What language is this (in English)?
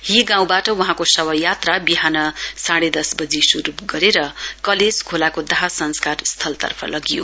Nepali